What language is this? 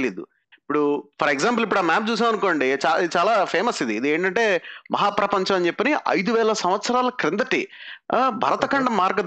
Telugu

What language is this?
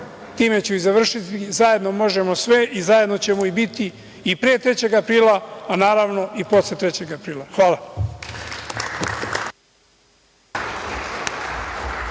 Serbian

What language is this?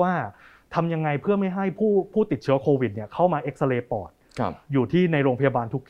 Thai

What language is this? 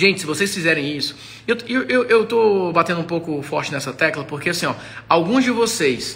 Portuguese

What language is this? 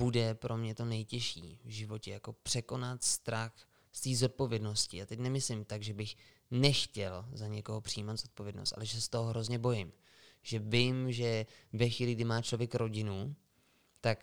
Czech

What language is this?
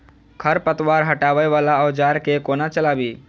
Maithili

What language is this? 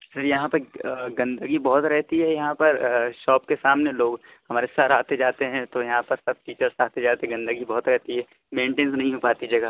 Urdu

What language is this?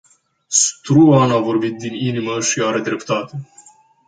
Romanian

